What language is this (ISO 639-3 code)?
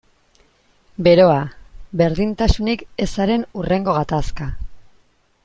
eus